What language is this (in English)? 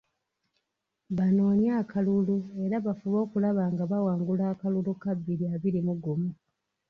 Ganda